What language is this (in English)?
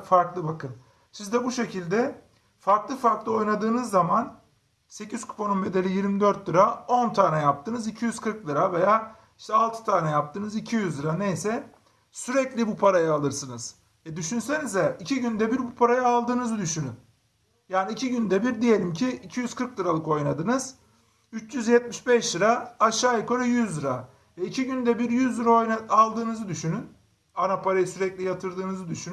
Turkish